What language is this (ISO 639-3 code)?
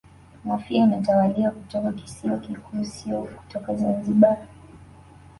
swa